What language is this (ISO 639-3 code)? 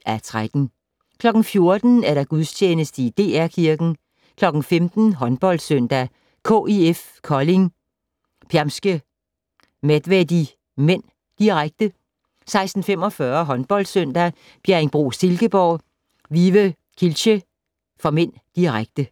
dan